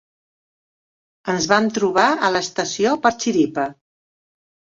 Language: Catalan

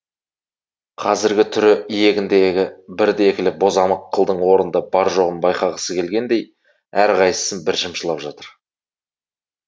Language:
Kazakh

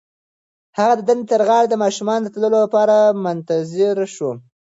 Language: Pashto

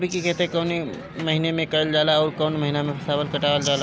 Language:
Bhojpuri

